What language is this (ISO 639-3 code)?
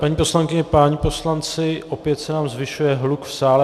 ces